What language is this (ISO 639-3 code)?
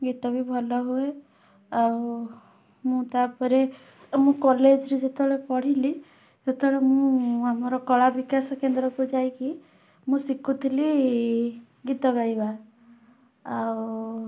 ori